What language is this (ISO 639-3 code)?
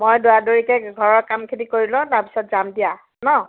asm